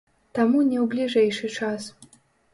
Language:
Belarusian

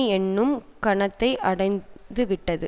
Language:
Tamil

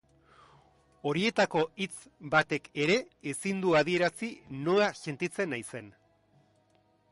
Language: Basque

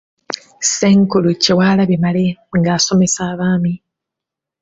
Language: Ganda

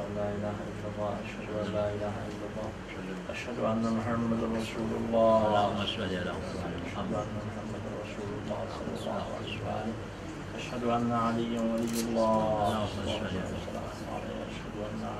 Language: Arabic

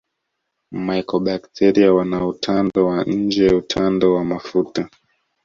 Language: Swahili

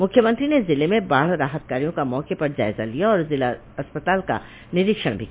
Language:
Hindi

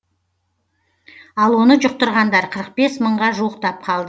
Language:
Kazakh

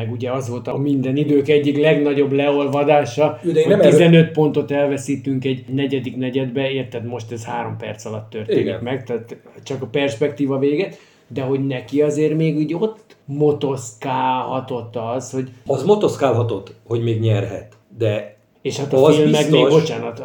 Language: Hungarian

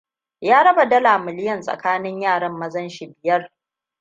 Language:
Hausa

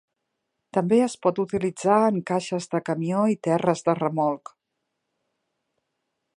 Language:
Catalan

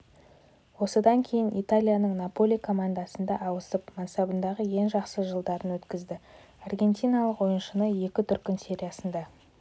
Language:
Kazakh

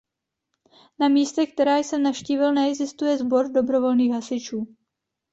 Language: Czech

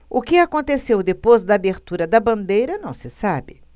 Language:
Portuguese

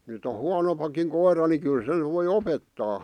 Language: Finnish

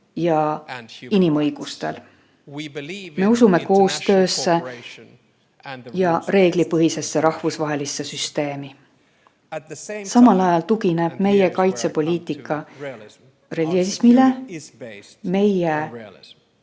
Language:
Estonian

